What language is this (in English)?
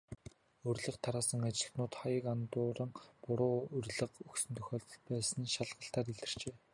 Mongolian